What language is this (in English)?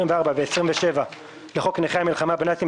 Hebrew